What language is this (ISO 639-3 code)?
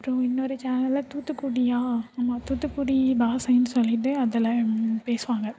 tam